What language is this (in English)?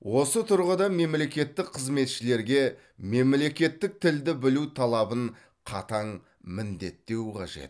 Kazakh